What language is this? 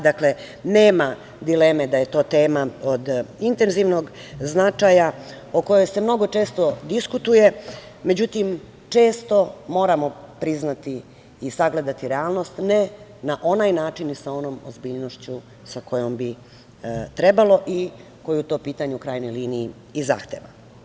Serbian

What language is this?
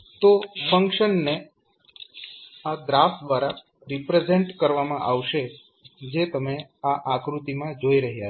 Gujarati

